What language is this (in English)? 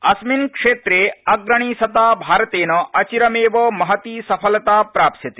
Sanskrit